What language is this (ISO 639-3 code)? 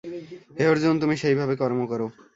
ben